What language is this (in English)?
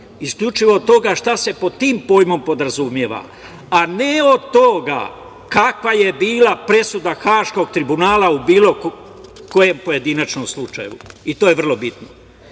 Serbian